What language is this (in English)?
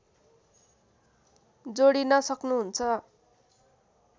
Nepali